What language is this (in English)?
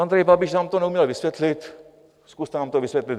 Czech